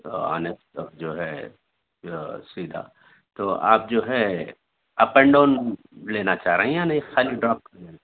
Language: Urdu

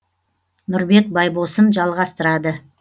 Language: Kazakh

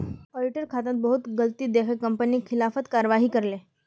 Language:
Magahi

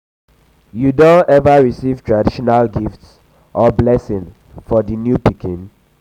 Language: Nigerian Pidgin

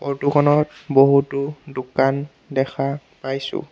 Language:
Assamese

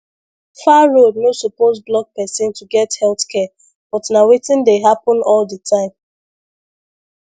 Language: Nigerian Pidgin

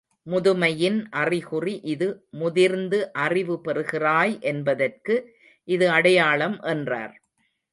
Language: Tamil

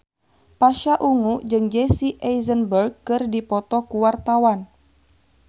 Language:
Sundanese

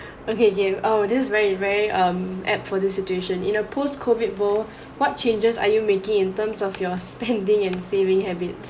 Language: English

